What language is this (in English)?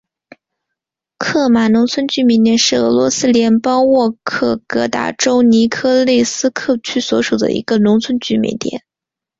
Chinese